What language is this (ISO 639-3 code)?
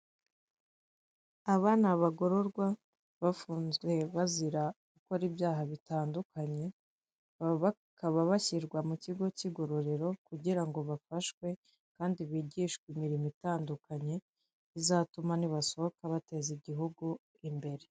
kin